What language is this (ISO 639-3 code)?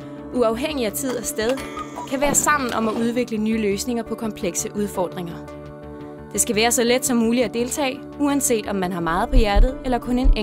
dan